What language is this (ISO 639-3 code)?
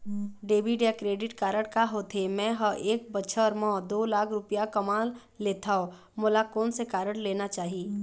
hne